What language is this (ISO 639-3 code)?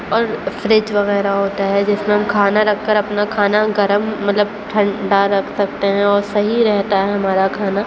urd